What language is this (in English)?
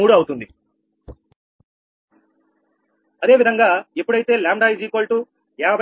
Telugu